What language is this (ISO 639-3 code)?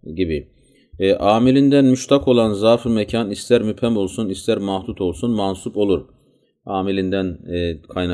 tur